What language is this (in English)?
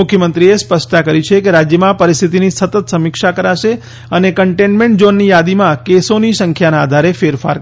Gujarati